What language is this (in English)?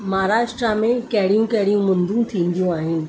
Sindhi